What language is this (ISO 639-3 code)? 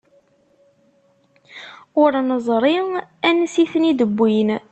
kab